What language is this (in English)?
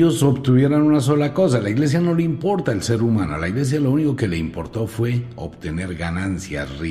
Spanish